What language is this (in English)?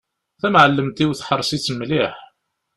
Kabyle